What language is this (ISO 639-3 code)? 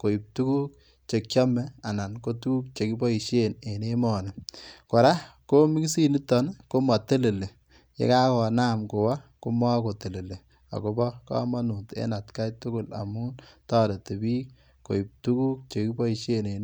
kln